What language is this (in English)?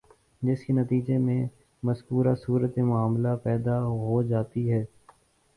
Urdu